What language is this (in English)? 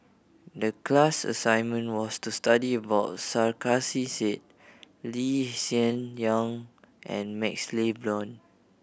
English